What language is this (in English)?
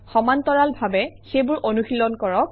Assamese